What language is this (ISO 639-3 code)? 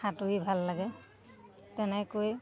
asm